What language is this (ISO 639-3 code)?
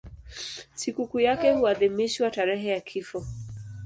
swa